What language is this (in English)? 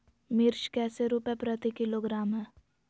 Magahi